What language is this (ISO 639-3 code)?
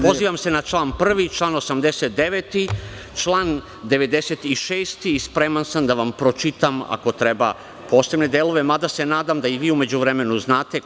srp